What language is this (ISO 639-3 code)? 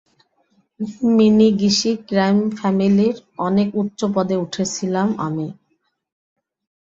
ben